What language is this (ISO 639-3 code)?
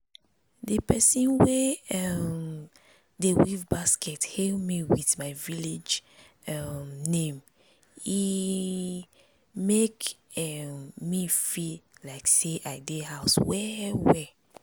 pcm